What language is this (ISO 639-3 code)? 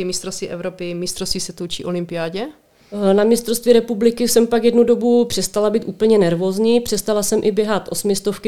ces